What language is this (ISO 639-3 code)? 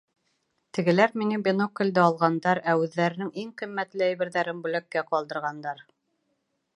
bak